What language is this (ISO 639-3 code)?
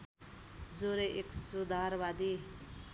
nep